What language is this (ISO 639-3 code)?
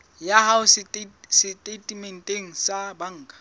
sot